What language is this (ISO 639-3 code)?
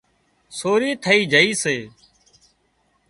kxp